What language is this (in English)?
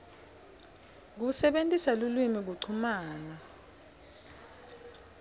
Swati